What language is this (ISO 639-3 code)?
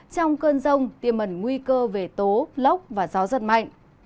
vie